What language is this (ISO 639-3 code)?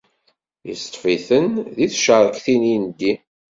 kab